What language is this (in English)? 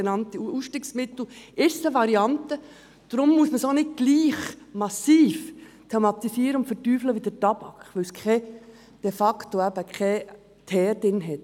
Swiss German